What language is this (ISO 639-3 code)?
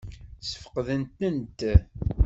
kab